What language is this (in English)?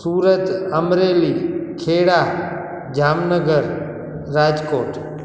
Sindhi